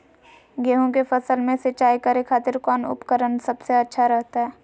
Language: Magahi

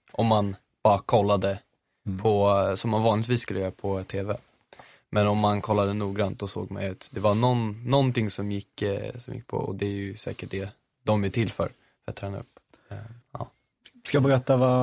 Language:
Swedish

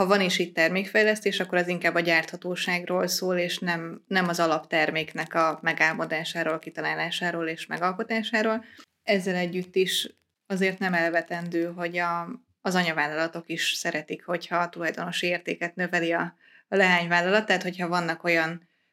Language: Hungarian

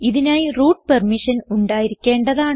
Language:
Malayalam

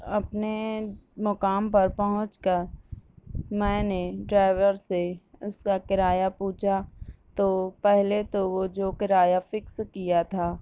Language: Urdu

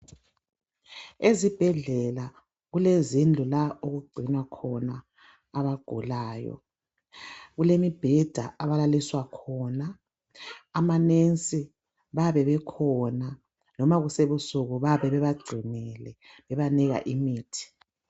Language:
North Ndebele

